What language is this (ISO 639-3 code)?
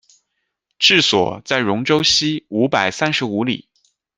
zho